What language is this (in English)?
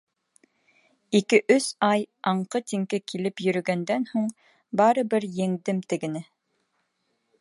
Bashkir